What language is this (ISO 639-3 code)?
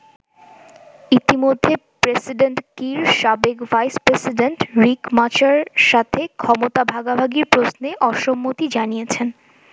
ben